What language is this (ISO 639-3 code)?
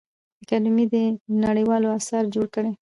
pus